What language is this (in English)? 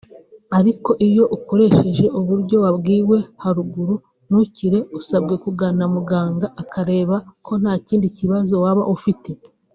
Kinyarwanda